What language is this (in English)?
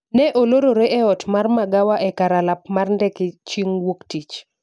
Luo (Kenya and Tanzania)